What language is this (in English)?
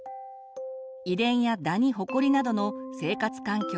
Japanese